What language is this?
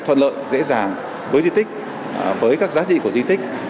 Vietnamese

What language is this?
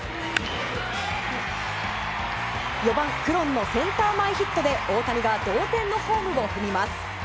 Japanese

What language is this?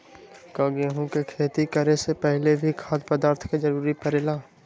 Magahi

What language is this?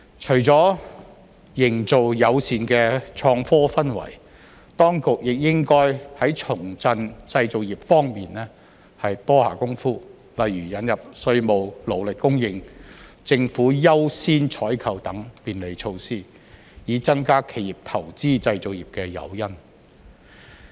Cantonese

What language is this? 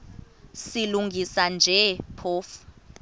Xhosa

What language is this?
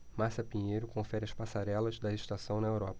Portuguese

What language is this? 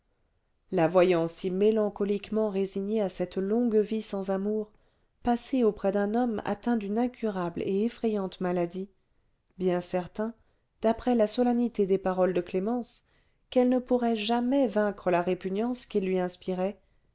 French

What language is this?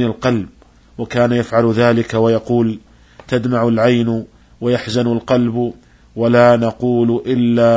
Arabic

